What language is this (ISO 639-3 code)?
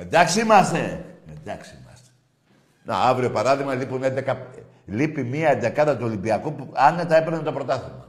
ell